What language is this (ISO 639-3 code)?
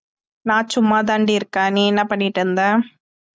tam